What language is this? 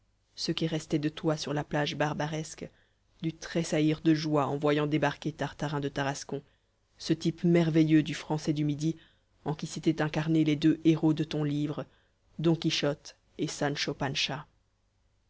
French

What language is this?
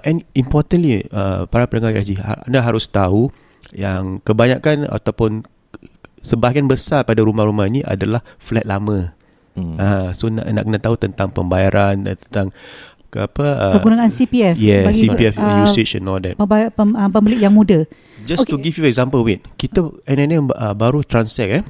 Malay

